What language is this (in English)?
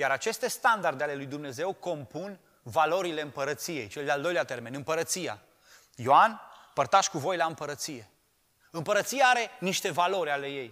Romanian